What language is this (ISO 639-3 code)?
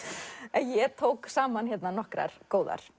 isl